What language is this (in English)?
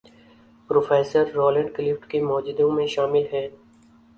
Urdu